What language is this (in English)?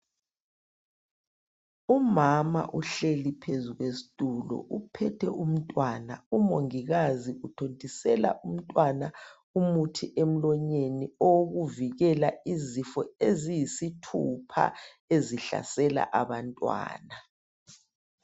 North Ndebele